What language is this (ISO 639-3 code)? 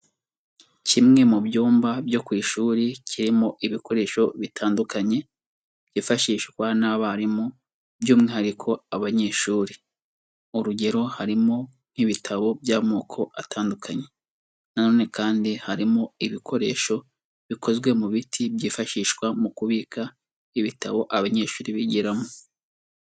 kin